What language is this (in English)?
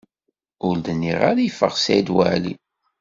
Kabyle